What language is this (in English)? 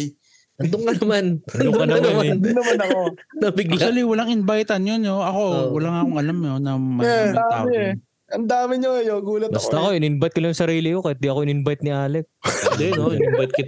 Filipino